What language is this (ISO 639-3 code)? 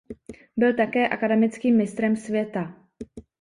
ces